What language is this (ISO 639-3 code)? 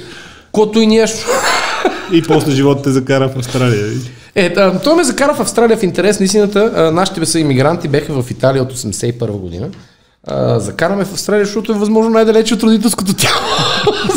bul